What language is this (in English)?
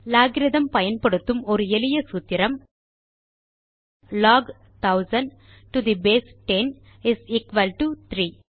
Tamil